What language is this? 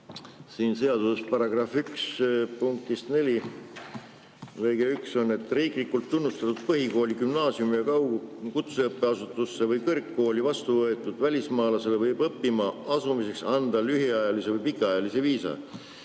Estonian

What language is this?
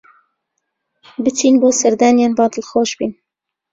Central Kurdish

